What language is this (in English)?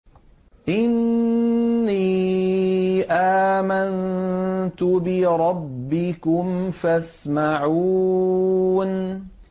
Arabic